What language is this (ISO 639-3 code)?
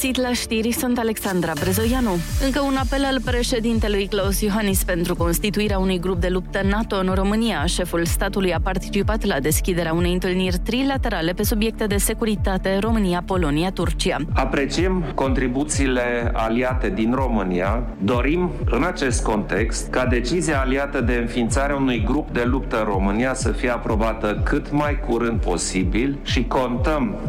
ron